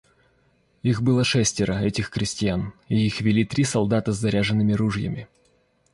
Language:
Russian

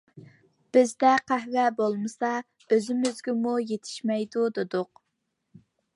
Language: Uyghur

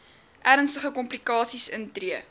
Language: Afrikaans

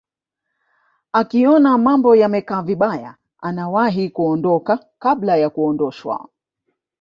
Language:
Swahili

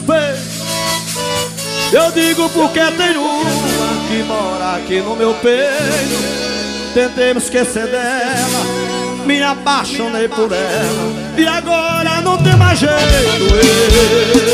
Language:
Portuguese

